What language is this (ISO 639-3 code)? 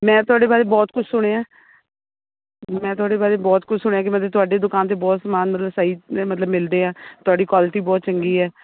pan